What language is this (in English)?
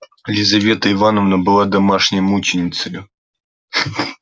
Russian